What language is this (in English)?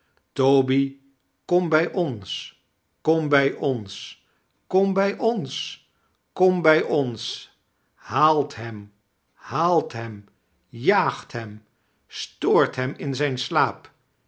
Dutch